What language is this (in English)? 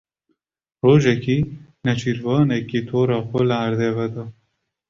Kurdish